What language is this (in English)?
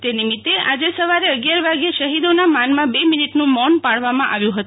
Gujarati